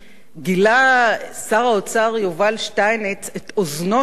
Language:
Hebrew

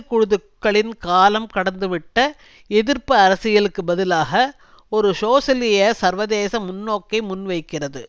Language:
Tamil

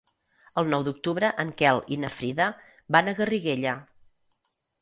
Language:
Catalan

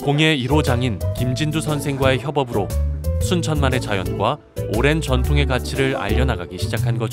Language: Korean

